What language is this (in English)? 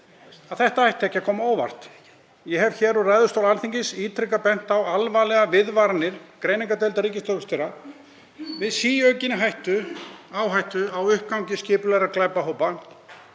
Icelandic